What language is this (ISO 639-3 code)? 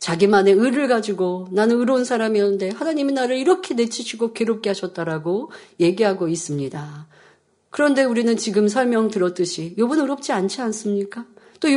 kor